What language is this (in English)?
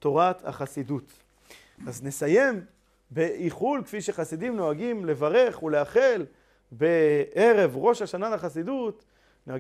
Hebrew